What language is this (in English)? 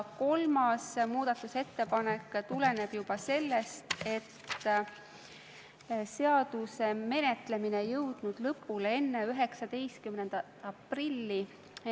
Estonian